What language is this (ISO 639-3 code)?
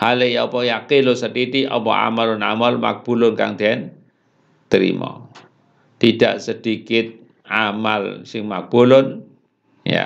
ind